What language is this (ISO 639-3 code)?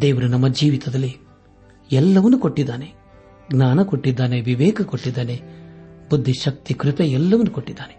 kan